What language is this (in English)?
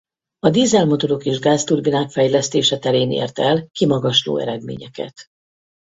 Hungarian